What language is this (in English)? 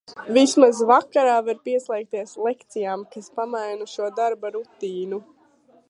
Latvian